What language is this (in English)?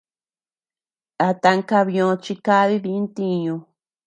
Tepeuxila Cuicatec